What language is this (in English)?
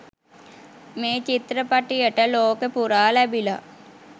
Sinhala